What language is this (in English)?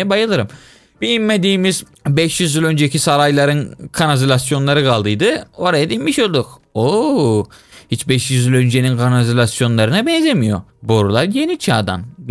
Turkish